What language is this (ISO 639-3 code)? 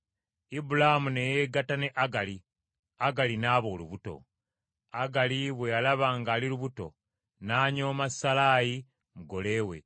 lug